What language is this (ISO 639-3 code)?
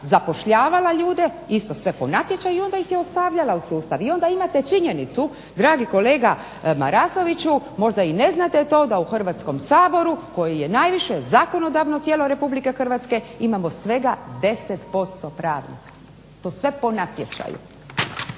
hrv